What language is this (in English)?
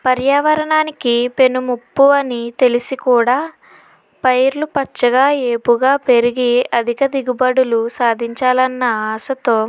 Telugu